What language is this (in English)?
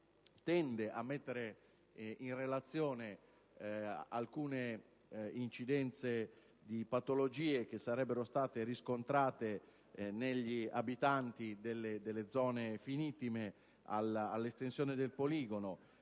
Italian